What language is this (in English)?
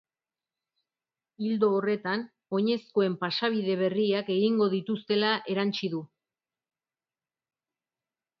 Basque